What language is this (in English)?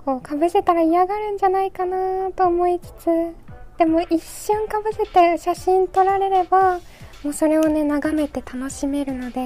Japanese